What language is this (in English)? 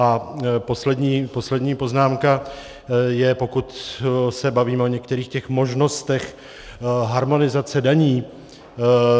Czech